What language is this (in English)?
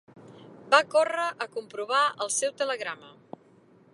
Catalan